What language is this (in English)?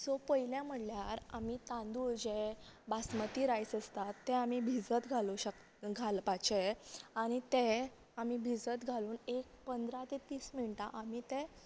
Konkani